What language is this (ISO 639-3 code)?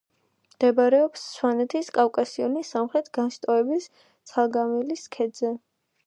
kat